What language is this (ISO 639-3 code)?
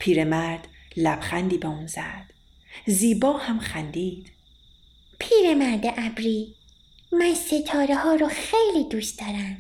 fas